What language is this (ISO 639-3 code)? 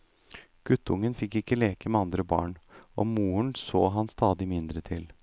nor